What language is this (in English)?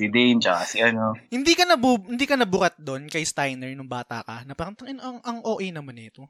Filipino